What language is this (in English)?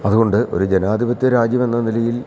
Malayalam